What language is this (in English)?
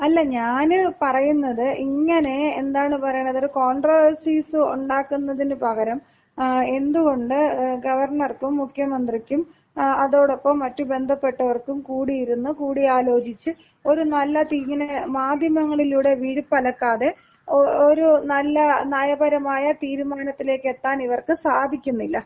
Malayalam